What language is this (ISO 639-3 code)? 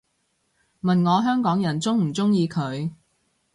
yue